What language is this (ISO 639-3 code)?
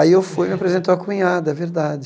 por